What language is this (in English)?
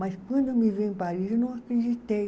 Portuguese